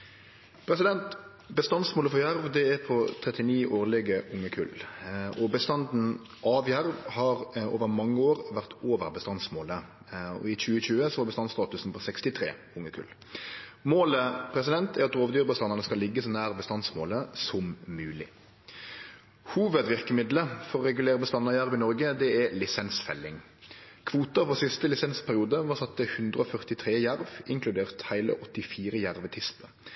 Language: Norwegian Nynorsk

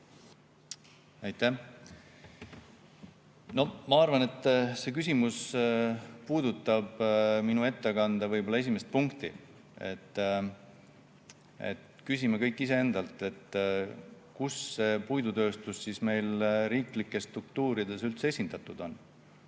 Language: Estonian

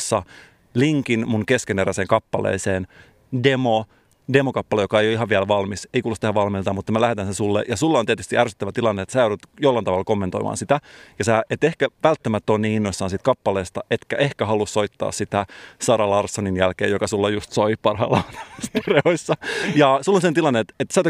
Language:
Finnish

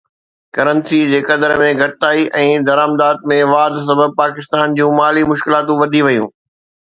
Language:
Sindhi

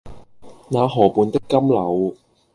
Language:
Cantonese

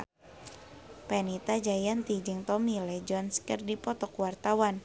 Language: Sundanese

